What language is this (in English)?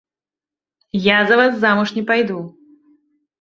Belarusian